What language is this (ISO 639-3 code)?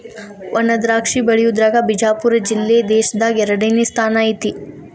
kan